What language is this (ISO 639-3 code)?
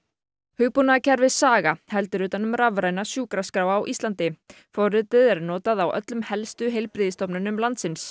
isl